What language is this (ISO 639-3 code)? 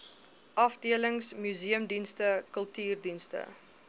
afr